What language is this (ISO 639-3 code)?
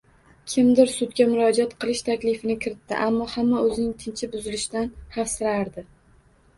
uzb